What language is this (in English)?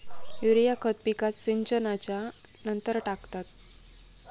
Marathi